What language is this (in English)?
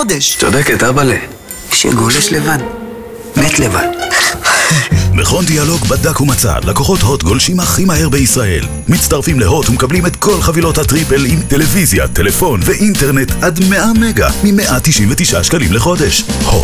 Hebrew